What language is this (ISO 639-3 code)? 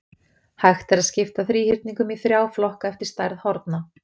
isl